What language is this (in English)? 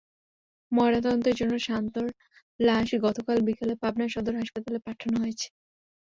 Bangla